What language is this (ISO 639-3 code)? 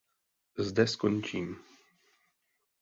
ces